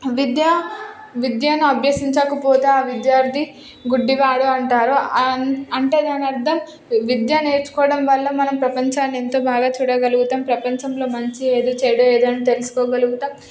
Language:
Telugu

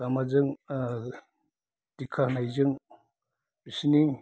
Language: Bodo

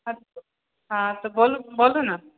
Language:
Maithili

